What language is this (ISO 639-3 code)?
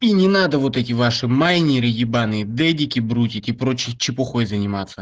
rus